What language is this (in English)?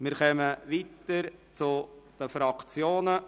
Swiss German